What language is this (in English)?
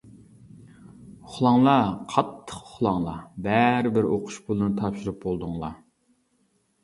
Uyghur